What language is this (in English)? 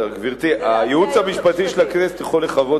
Hebrew